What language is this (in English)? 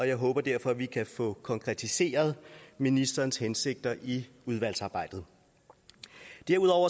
Danish